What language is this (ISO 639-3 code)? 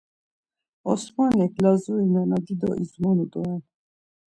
lzz